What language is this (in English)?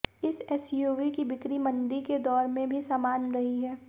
Hindi